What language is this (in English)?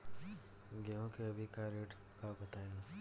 Bhojpuri